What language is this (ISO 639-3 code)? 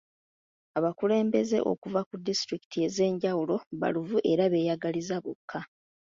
lug